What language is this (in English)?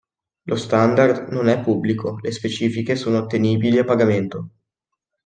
Italian